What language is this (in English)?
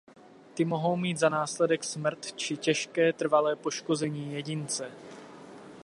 Czech